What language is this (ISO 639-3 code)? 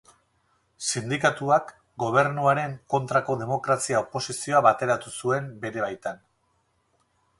eus